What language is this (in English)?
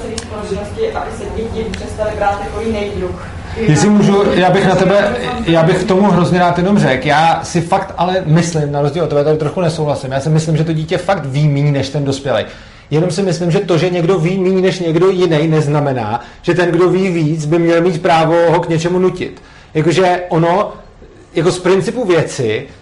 Czech